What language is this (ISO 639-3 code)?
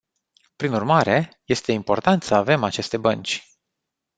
ron